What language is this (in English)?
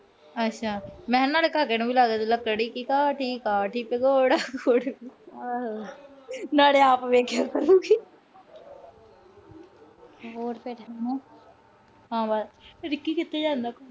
Punjabi